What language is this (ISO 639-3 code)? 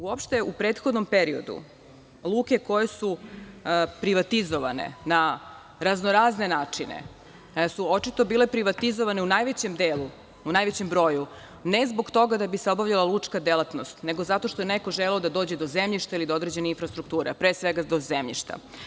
srp